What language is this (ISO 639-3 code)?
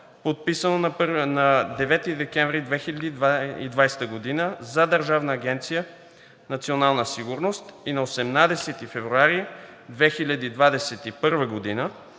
bul